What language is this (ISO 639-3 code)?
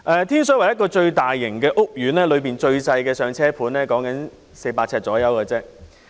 yue